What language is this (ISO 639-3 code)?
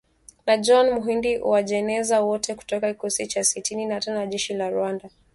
swa